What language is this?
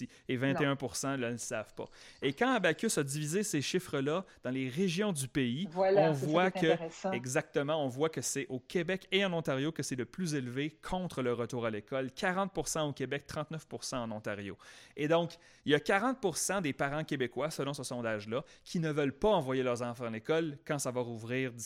French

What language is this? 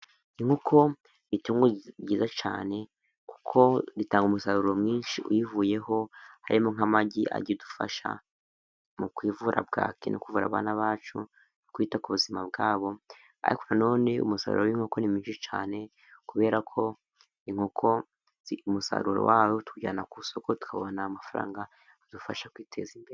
Kinyarwanda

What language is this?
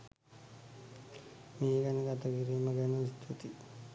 Sinhala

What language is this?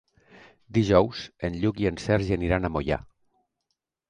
Catalan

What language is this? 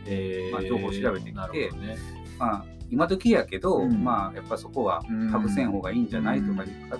Japanese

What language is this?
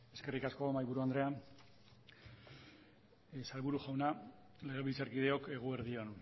Basque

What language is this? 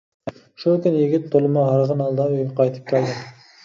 Uyghur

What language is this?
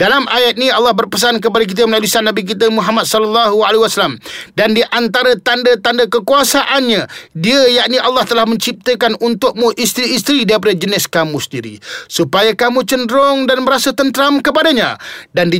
Malay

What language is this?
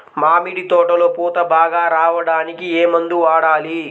Telugu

